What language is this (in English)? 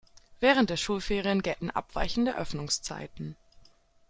German